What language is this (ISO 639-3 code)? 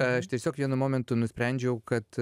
lit